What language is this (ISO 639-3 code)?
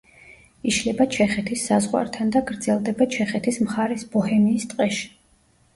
kat